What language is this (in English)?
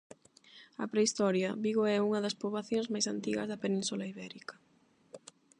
Galician